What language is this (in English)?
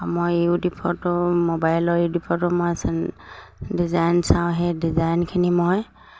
Assamese